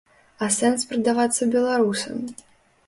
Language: Belarusian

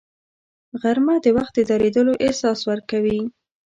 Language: Pashto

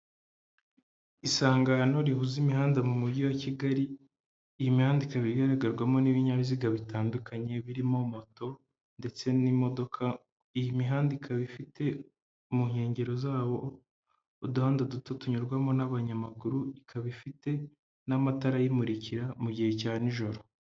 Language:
Kinyarwanda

